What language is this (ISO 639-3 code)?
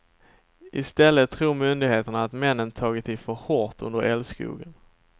swe